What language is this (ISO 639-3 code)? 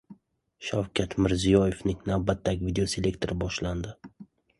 uzb